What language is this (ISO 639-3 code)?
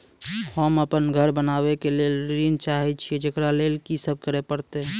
mai